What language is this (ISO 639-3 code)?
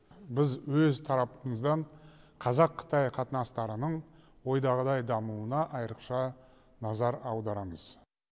kaz